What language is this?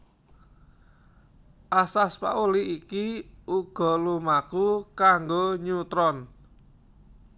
Javanese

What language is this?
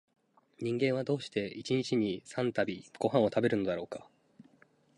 Japanese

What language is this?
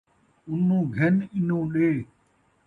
Saraiki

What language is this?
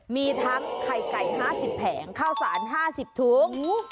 Thai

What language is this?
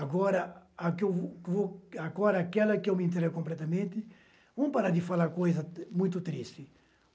Portuguese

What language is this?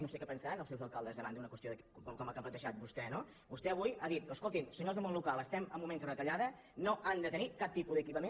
Catalan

